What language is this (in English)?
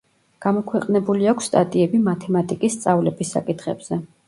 Georgian